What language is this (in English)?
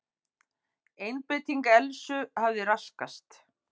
Icelandic